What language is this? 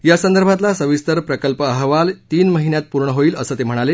Marathi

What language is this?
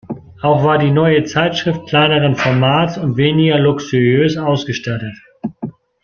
German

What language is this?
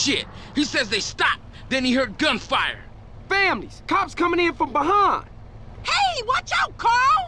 English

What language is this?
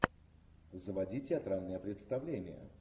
Russian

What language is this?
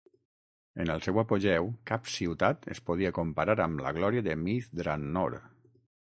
Catalan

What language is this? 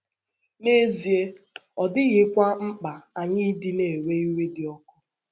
Igbo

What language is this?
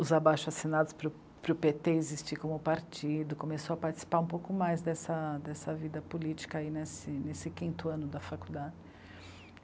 Portuguese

